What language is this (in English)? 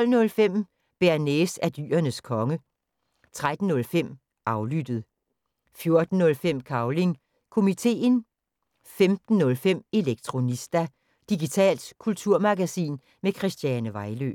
Danish